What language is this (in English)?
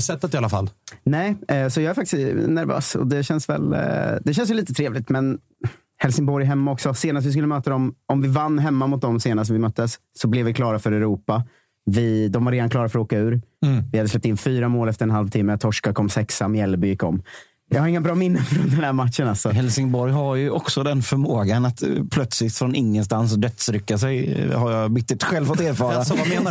Swedish